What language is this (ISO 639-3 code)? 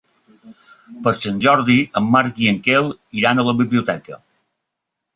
cat